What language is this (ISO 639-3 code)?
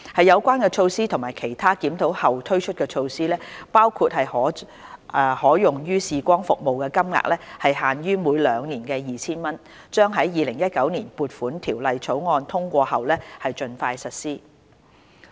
yue